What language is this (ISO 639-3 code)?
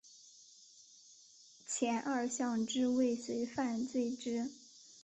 zho